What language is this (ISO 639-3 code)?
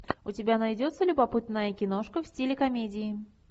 rus